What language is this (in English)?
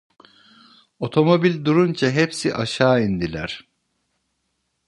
Turkish